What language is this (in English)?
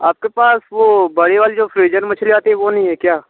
Hindi